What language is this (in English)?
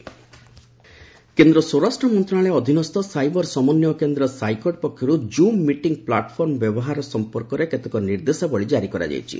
Odia